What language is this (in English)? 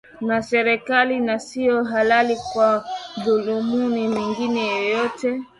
Swahili